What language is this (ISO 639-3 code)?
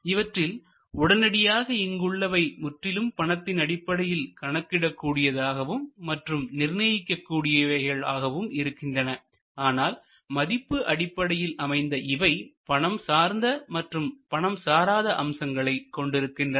tam